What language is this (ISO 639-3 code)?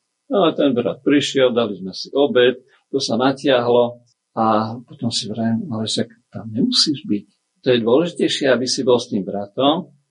slk